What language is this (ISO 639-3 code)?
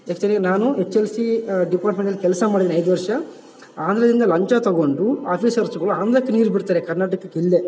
kan